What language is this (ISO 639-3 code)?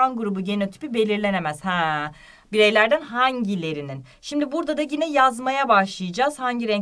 tur